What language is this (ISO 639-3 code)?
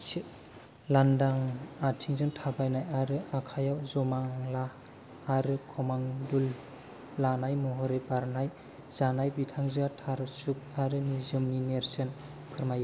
brx